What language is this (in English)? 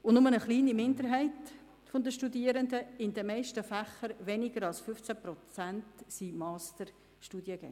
Swiss German